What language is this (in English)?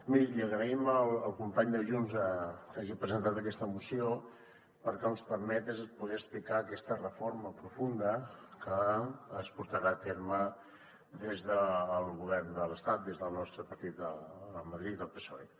Catalan